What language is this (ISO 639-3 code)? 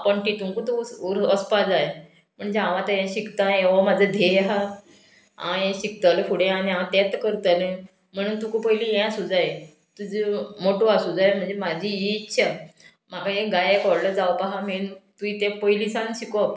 kok